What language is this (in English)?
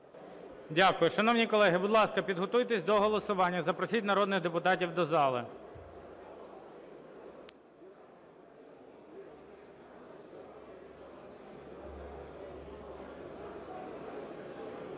Ukrainian